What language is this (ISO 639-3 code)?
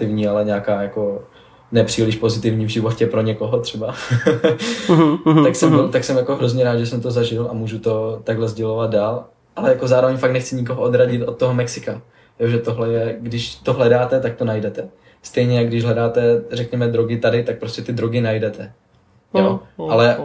ces